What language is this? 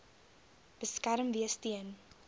Afrikaans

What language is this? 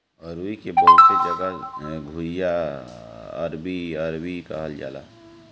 Bhojpuri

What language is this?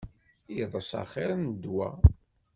Kabyle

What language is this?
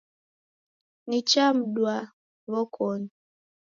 Taita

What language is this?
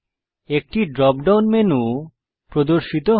Bangla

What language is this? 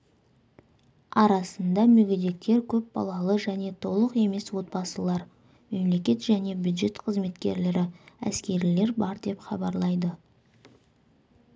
Kazakh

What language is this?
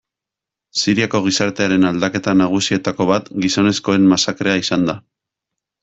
Basque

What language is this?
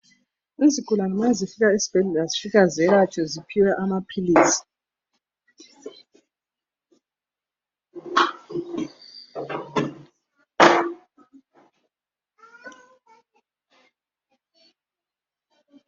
North Ndebele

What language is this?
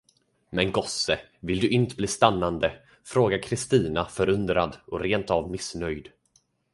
Swedish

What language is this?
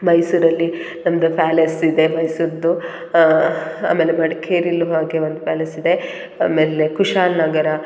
Kannada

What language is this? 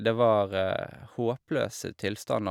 Norwegian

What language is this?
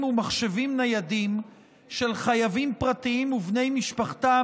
Hebrew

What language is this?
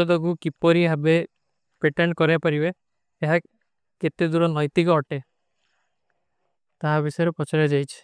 Kui (India)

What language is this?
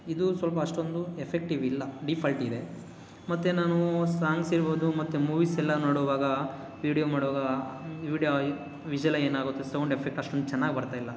Kannada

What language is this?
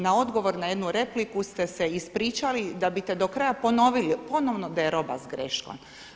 Croatian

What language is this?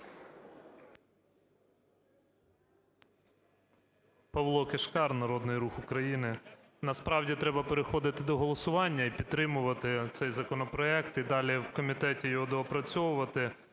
Ukrainian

